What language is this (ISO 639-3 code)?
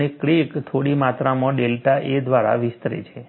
guj